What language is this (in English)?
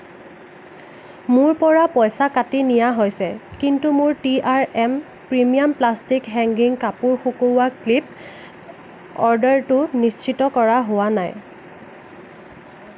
Assamese